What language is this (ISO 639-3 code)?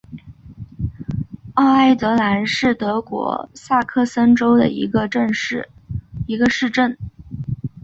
zho